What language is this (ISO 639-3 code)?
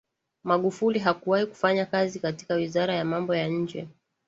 swa